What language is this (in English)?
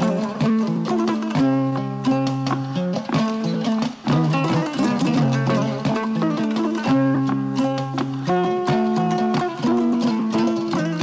Fula